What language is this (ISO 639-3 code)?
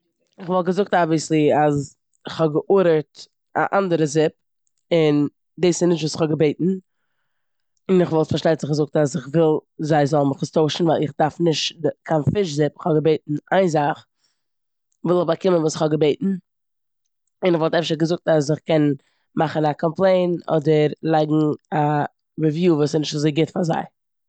yid